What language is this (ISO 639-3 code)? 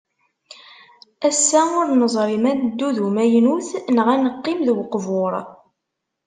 kab